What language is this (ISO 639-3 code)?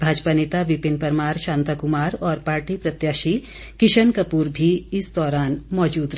hin